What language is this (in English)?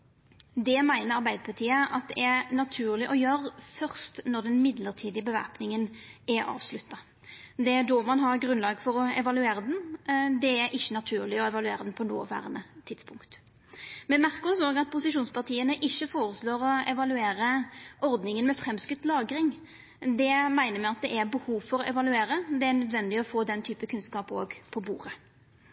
Norwegian Nynorsk